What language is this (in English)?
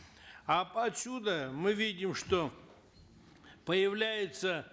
Kazakh